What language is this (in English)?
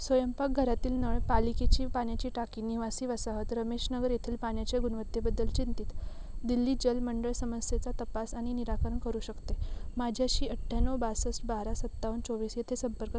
Marathi